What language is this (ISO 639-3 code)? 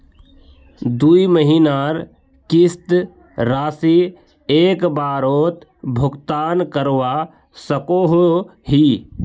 mag